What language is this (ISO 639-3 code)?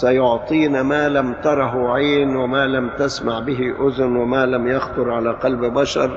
ara